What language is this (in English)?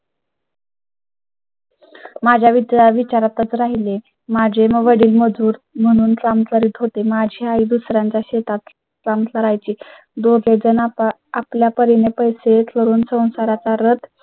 Marathi